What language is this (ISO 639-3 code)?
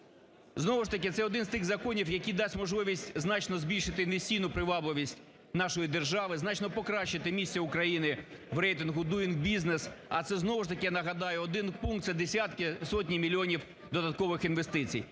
ukr